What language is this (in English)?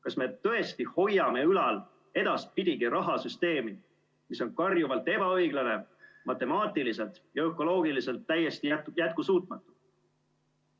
Estonian